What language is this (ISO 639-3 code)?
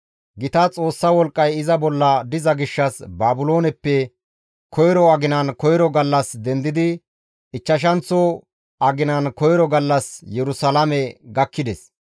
gmv